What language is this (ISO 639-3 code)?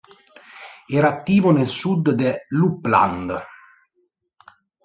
ita